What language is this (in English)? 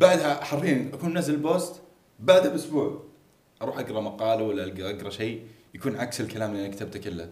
Arabic